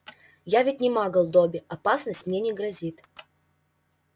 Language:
Russian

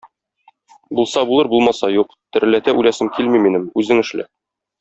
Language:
Tatar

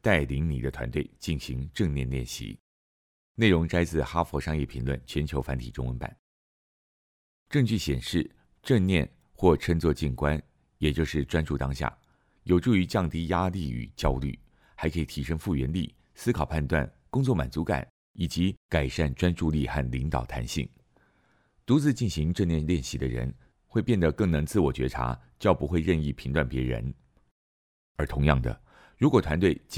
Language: Chinese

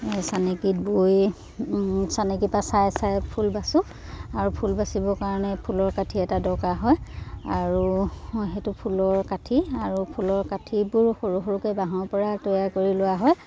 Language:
Assamese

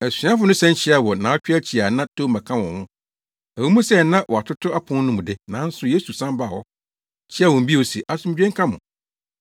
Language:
Akan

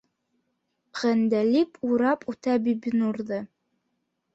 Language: Bashkir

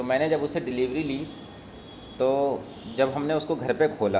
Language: Urdu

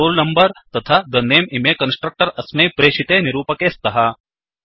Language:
Sanskrit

